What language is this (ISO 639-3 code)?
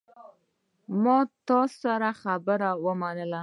pus